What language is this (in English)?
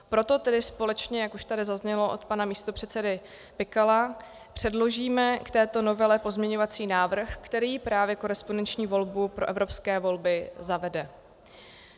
Czech